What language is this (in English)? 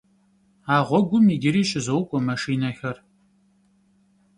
Kabardian